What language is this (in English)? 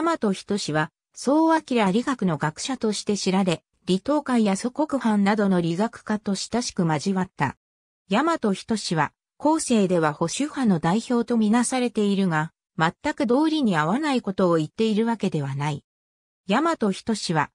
Japanese